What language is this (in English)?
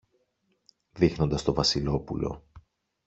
Greek